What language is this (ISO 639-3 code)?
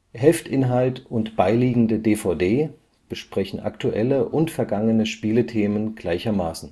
deu